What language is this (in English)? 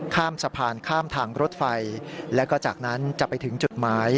Thai